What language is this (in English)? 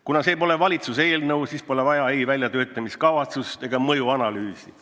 Estonian